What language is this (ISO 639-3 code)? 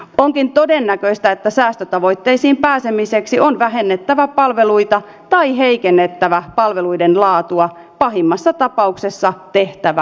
fin